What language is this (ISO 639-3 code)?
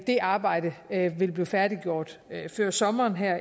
dan